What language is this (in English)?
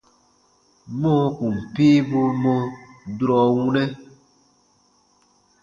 Baatonum